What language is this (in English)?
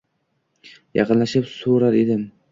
Uzbek